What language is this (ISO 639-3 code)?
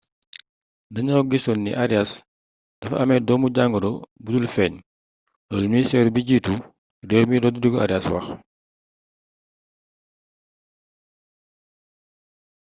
wol